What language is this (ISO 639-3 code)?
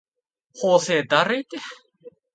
jpn